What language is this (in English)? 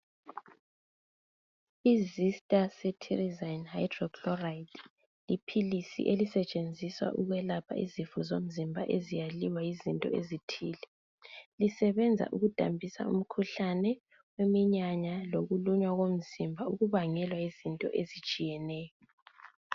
North Ndebele